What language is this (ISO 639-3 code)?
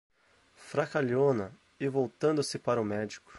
por